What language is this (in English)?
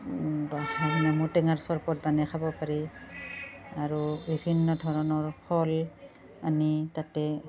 Assamese